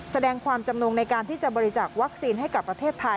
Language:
Thai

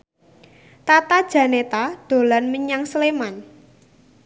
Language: Javanese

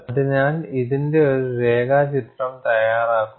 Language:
Malayalam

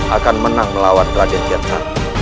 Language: Indonesian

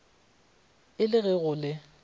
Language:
Northern Sotho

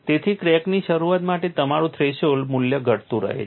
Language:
Gujarati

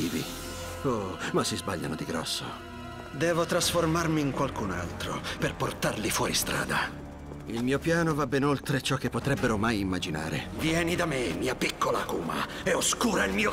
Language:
Italian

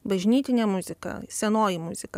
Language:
Lithuanian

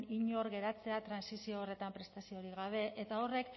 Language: Basque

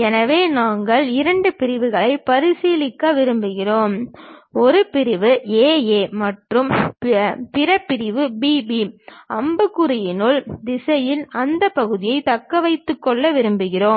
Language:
Tamil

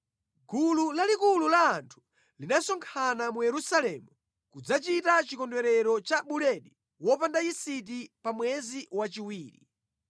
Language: Nyanja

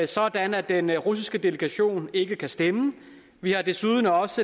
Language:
Danish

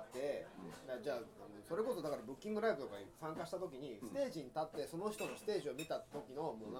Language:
Japanese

